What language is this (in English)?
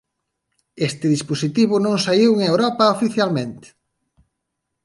Galician